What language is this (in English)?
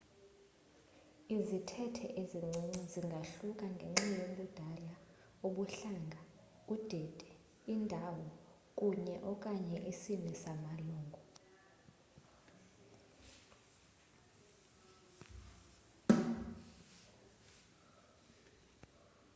Xhosa